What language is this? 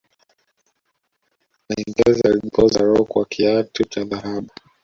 Swahili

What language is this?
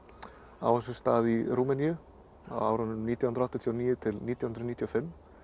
Icelandic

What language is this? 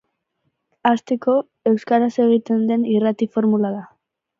Basque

